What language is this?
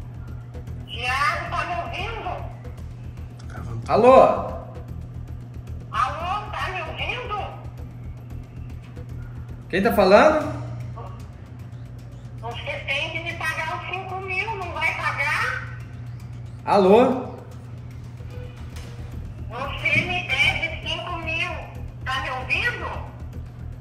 Portuguese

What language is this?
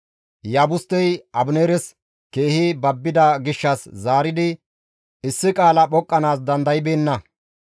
Gamo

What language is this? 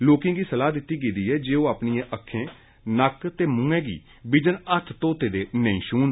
Dogri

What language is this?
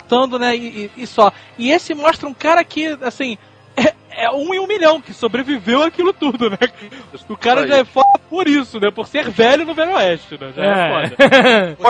Portuguese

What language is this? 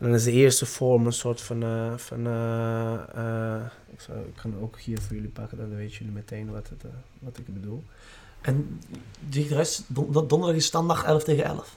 Dutch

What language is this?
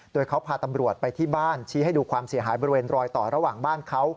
Thai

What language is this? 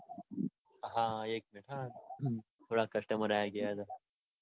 Gujarati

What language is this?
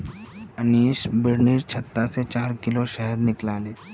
Magahi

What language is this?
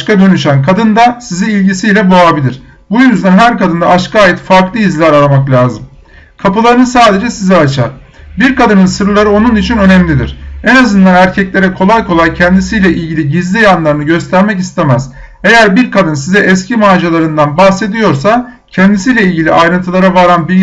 Turkish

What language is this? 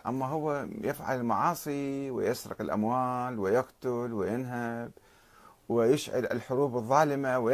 Arabic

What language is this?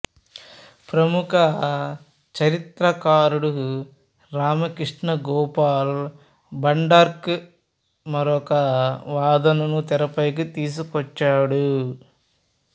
Telugu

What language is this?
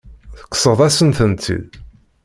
Kabyle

